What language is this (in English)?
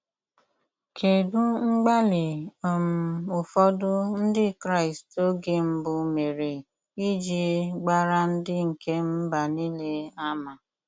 Igbo